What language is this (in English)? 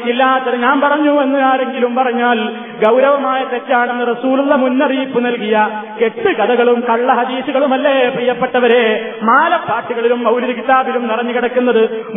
Malayalam